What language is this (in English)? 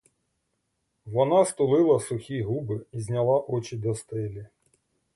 Ukrainian